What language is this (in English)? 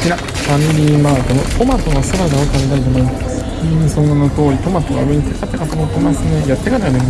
Japanese